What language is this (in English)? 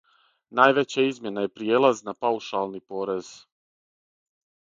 Serbian